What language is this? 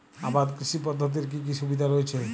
Bangla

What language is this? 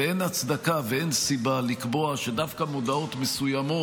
Hebrew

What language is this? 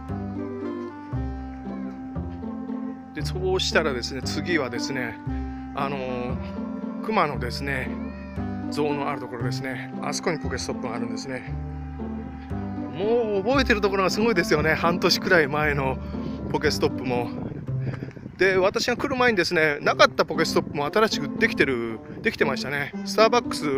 Japanese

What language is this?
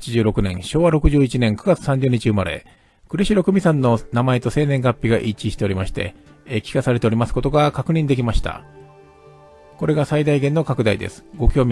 Japanese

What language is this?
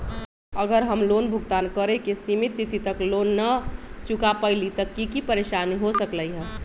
Magahi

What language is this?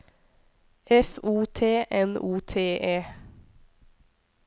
Norwegian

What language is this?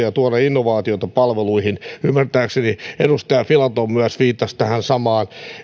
Finnish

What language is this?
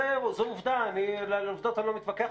Hebrew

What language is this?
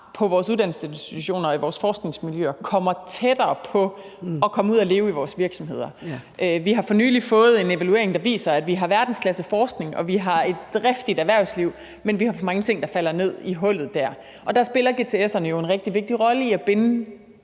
Danish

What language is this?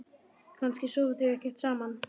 Icelandic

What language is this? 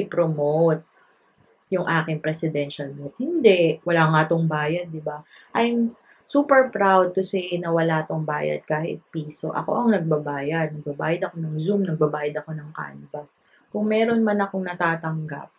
Filipino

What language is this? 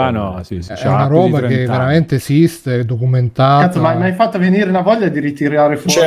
Italian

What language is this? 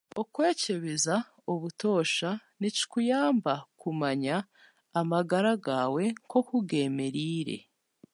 Chiga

